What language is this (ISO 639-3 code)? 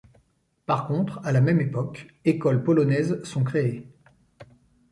fra